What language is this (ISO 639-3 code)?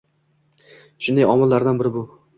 uzb